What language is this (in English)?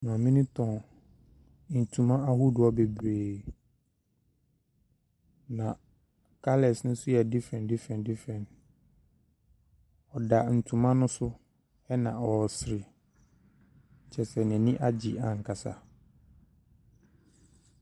Akan